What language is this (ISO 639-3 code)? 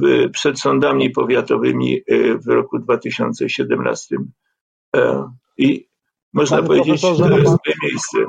pol